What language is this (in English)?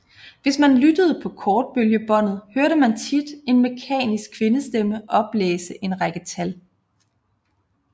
Danish